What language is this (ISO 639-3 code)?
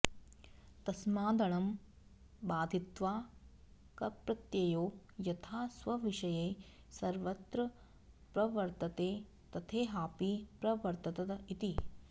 san